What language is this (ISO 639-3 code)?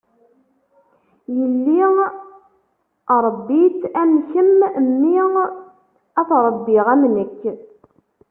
kab